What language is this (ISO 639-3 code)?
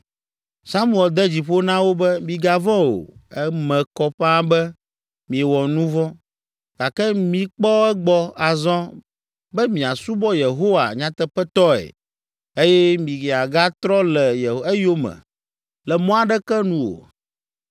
ewe